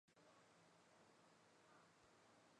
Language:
Chinese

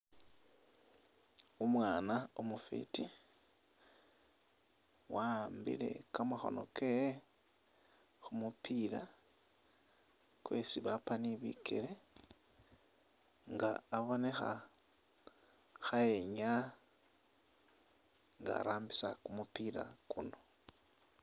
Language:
Masaaba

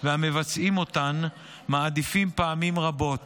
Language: Hebrew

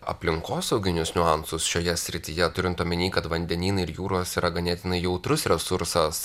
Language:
Lithuanian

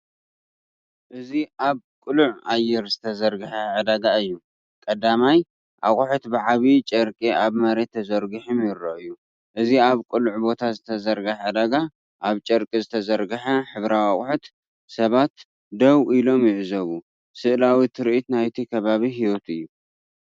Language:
Tigrinya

